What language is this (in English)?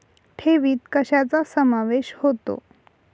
Marathi